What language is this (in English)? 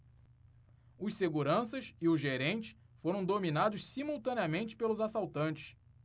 Portuguese